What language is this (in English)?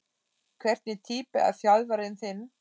Icelandic